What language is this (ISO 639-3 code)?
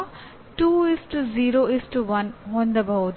kan